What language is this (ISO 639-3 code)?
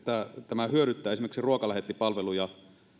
fin